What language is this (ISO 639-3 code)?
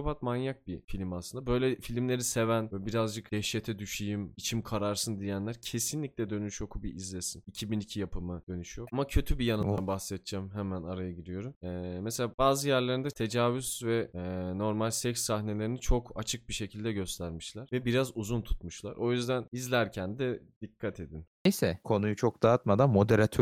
tur